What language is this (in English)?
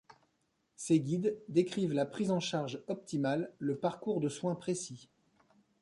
French